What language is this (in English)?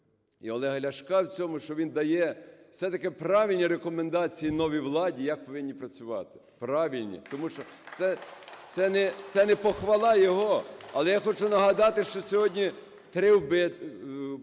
Ukrainian